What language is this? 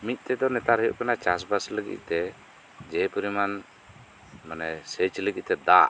Santali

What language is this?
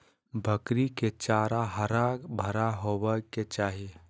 Magahi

